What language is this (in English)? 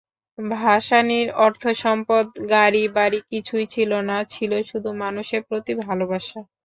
Bangla